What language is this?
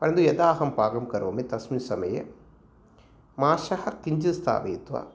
Sanskrit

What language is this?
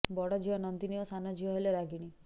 Odia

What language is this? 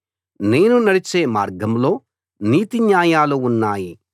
Telugu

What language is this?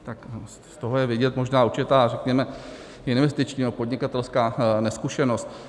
Czech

